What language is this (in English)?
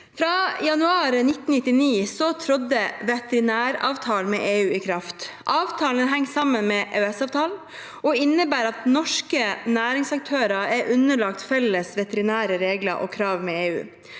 Norwegian